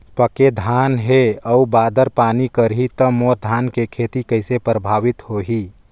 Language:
Chhattisgarhi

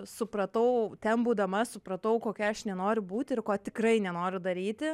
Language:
Lithuanian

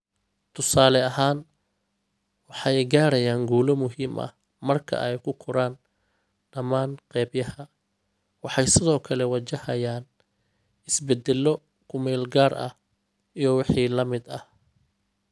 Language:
Somali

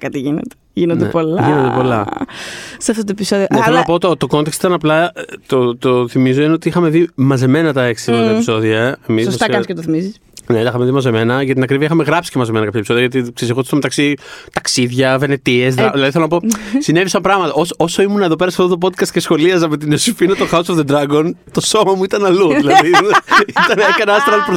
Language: Greek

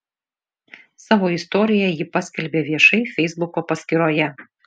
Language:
Lithuanian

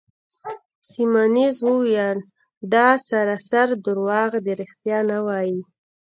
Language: Pashto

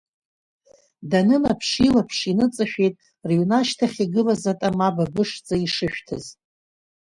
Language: Abkhazian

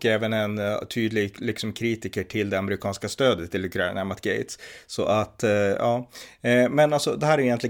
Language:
Swedish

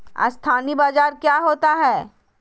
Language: Magahi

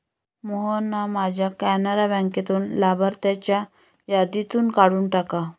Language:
Marathi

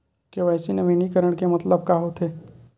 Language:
Chhattisgarhi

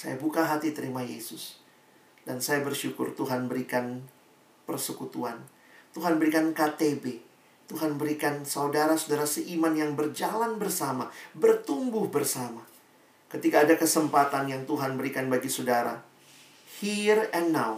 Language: Indonesian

